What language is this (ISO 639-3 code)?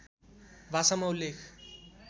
nep